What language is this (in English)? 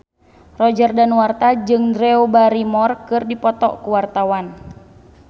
Sundanese